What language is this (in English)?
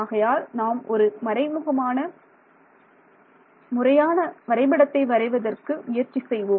Tamil